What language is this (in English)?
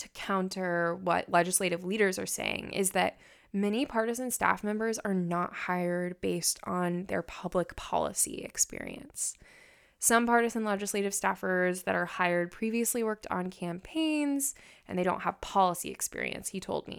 English